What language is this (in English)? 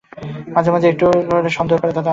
Bangla